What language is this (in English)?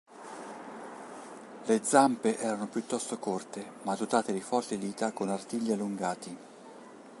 Italian